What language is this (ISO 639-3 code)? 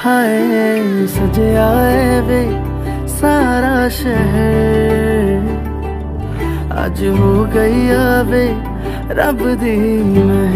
hin